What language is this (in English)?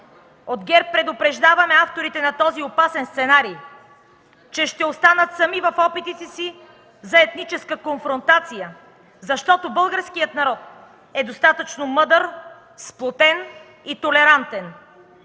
Bulgarian